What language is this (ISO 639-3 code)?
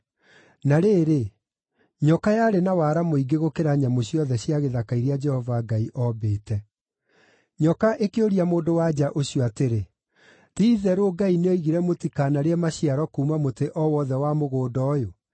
kik